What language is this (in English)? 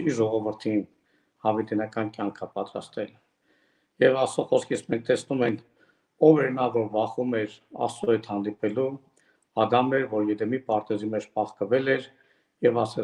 Turkish